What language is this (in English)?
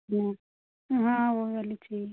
Hindi